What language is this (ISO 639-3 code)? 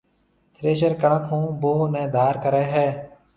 mve